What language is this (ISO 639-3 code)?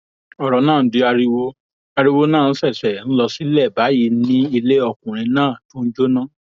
yor